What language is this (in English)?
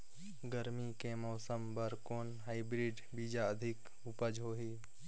Chhattisgarhi